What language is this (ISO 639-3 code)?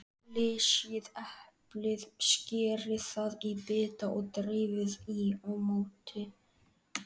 isl